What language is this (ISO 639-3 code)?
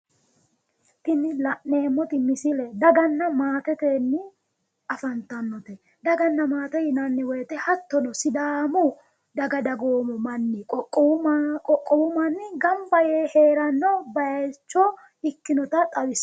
sid